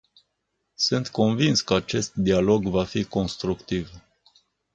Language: Romanian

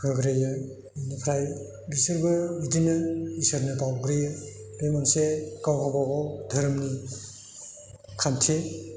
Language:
Bodo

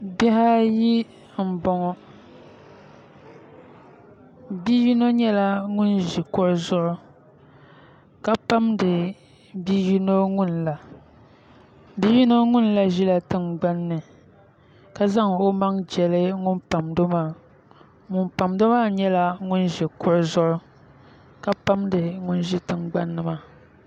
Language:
Dagbani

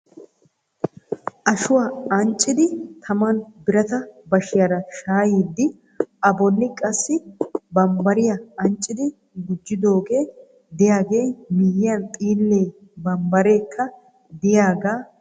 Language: Wolaytta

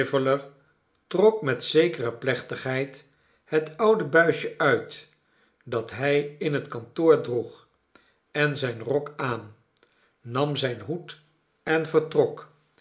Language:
Dutch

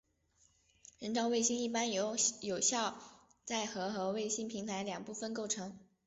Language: Chinese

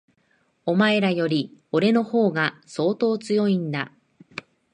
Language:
Japanese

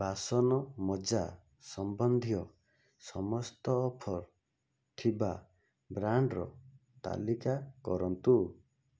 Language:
Odia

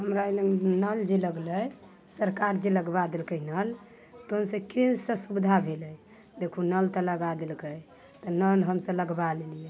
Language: Maithili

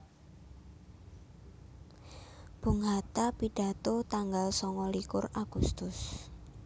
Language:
Javanese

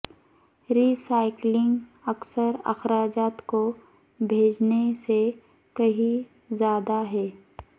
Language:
Urdu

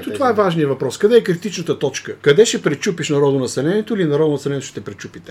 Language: Bulgarian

